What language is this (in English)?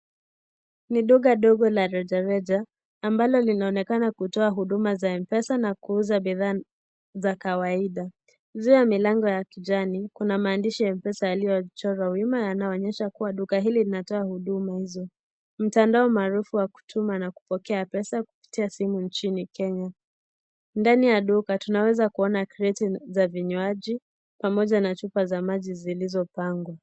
Swahili